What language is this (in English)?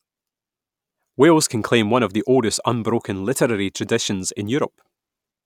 English